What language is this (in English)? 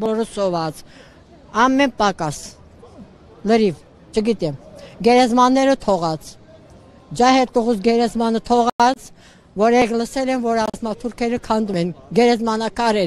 Turkish